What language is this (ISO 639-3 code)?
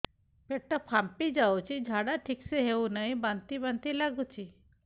ori